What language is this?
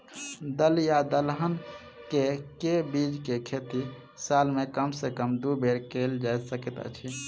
Maithili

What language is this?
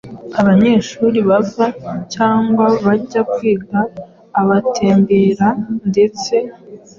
Kinyarwanda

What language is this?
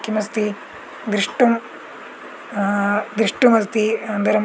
Sanskrit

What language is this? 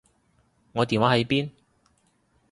Cantonese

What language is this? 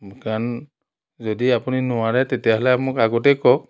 Assamese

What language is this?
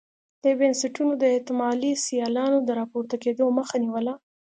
Pashto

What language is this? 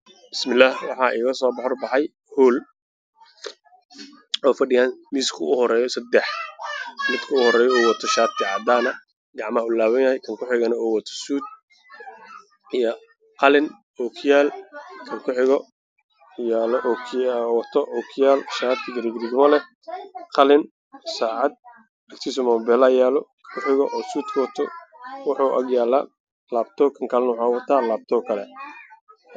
Somali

